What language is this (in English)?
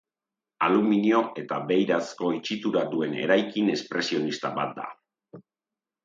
Basque